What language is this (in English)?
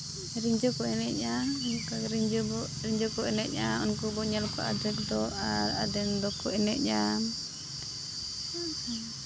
Santali